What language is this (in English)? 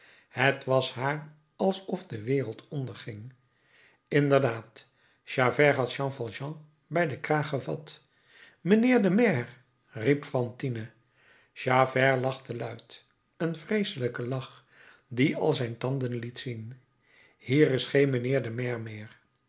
Dutch